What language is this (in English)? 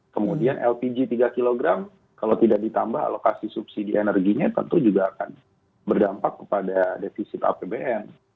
Indonesian